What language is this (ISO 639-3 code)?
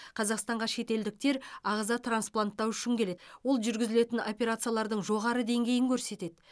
kaz